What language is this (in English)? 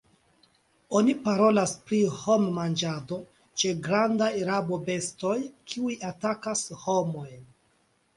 Esperanto